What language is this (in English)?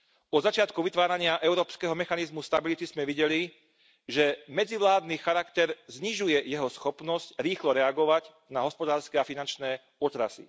Slovak